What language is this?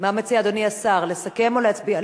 Hebrew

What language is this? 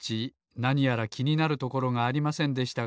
Japanese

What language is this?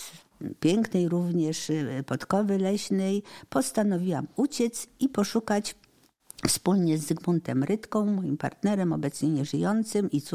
Polish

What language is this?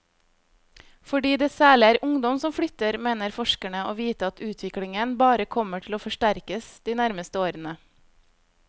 Norwegian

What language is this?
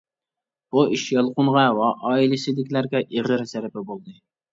Uyghur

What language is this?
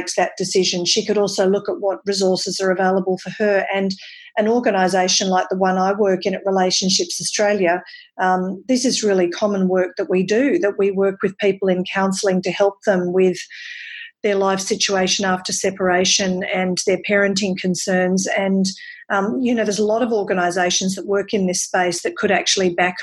English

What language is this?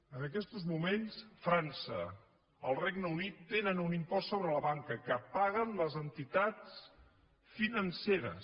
Catalan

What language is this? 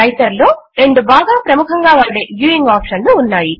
Telugu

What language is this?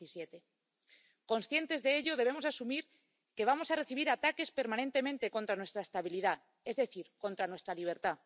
Spanish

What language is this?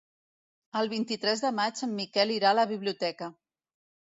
Catalan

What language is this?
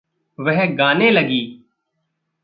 Hindi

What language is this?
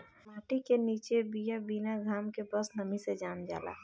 Bhojpuri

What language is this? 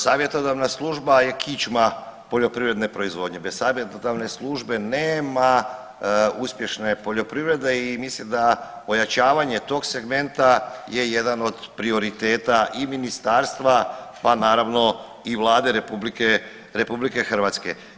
Croatian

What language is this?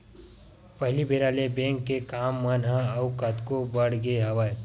Chhattisgarhi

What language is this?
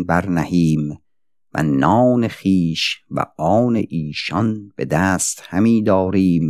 Persian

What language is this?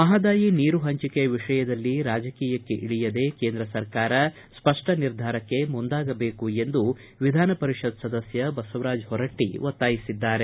Kannada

